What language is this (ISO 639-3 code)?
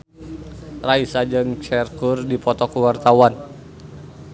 sun